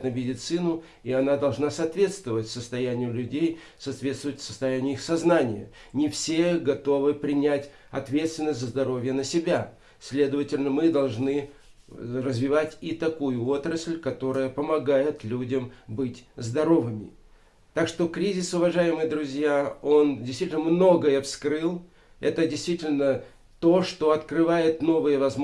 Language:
Russian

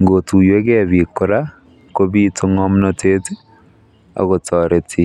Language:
Kalenjin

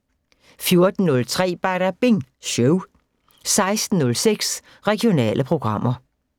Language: Danish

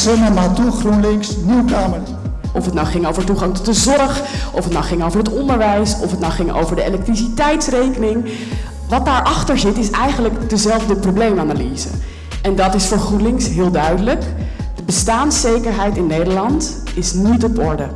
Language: Dutch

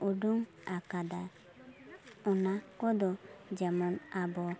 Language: Santali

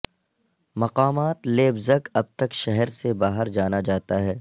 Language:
Urdu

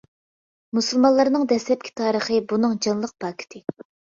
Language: Uyghur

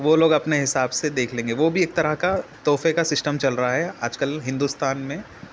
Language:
Urdu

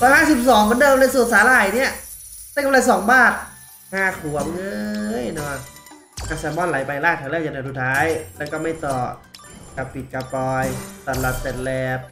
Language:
Thai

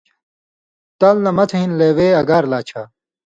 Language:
Indus Kohistani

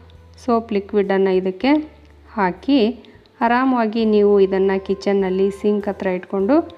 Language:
Kannada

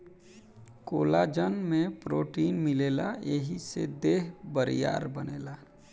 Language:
Bhojpuri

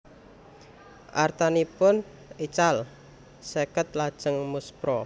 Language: Javanese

